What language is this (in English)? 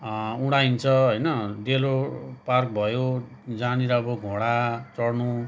Nepali